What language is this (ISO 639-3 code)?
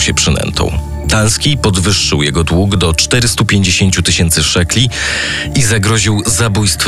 pol